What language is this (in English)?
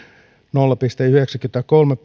Finnish